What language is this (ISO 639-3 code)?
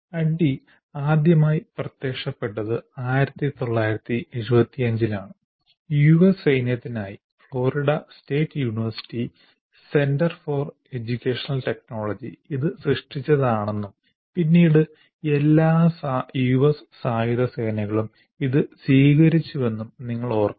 mal